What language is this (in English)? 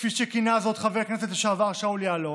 Hebrew